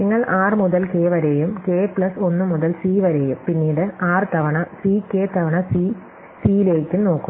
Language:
Malayalam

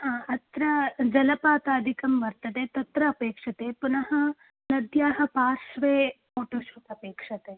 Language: Sanskrit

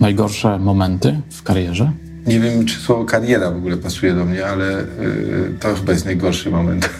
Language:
Polish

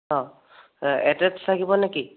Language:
Assamese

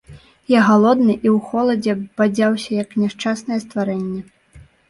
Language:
Belarusian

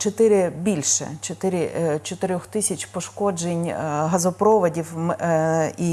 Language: Ukrainian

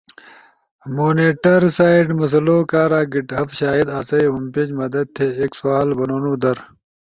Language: Ushojo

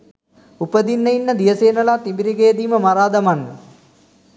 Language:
Sinhala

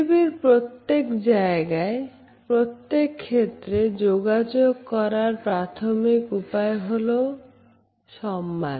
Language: Bangla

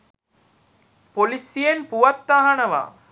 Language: Sinhala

